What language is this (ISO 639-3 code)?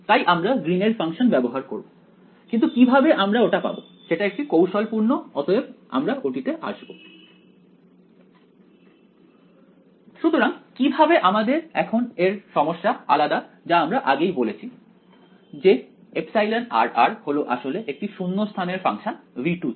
ben